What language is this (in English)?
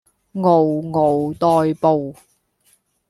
Cantonese